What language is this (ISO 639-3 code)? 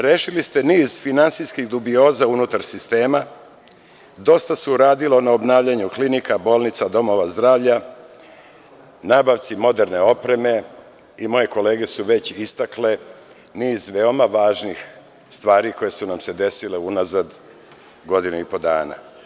srp